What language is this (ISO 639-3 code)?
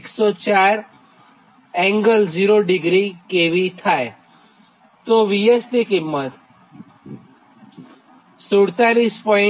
guj